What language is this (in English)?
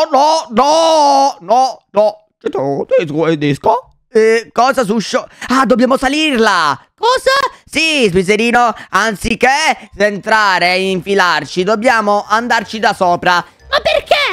Italian